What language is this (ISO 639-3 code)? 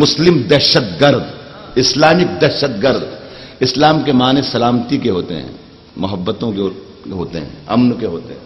hin